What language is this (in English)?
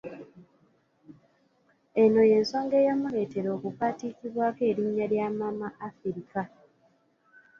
Ganda